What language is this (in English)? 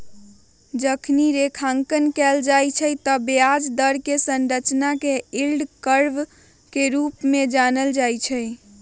Magahi